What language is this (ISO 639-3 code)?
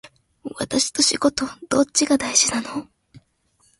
jpn